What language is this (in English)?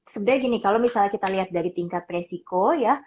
Indonesian